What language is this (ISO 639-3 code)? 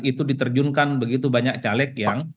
ind